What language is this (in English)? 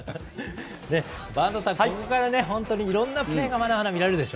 Japanese